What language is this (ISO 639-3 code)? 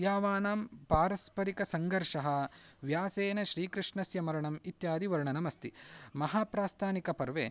san